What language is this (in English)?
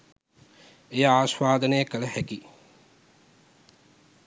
Sinhala